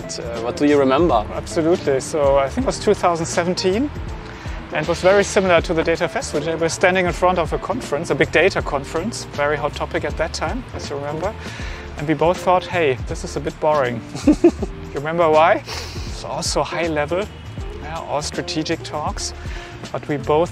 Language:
English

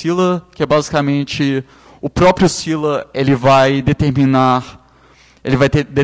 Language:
Portuguese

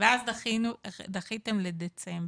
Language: Hebrew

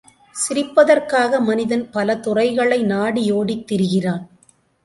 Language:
Tamil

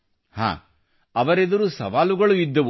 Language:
Kannada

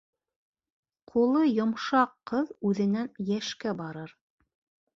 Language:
Bashkir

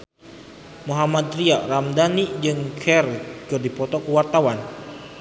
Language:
Sundanese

